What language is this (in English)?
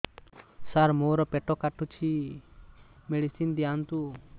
Odia